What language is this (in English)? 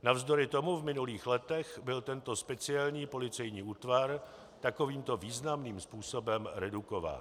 Czech